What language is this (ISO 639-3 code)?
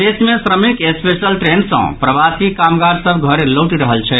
mai